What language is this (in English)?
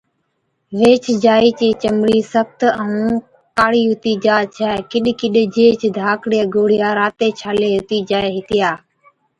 Od